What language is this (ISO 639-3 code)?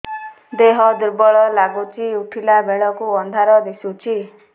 ori